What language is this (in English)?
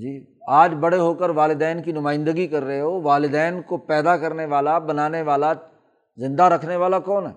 Urdu